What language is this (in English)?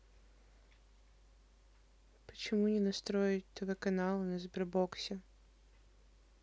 Russian